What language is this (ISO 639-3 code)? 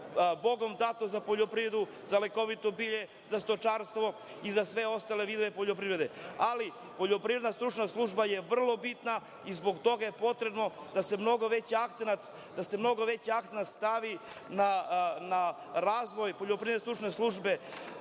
srp